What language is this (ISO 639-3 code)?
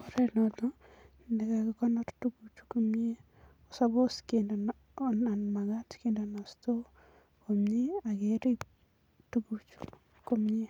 kln